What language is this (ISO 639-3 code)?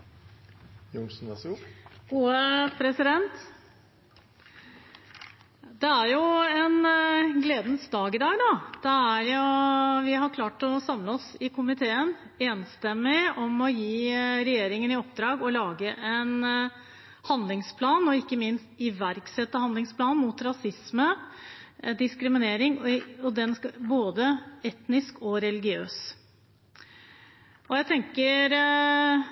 nob